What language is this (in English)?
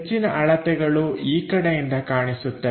Kannada